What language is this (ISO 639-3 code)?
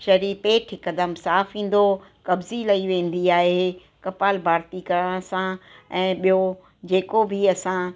snd